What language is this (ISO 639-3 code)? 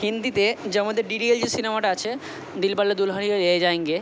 ben